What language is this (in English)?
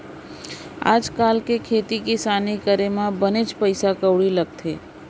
Chhattisgarhi